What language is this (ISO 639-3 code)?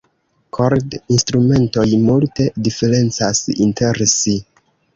epo